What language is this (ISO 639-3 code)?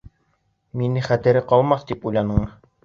bak